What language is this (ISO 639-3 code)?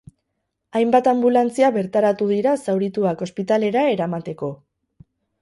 eus